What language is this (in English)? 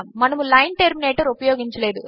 Telugu